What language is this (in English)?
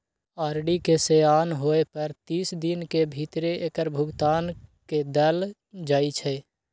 Magahi